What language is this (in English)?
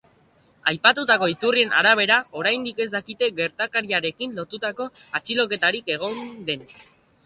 Basque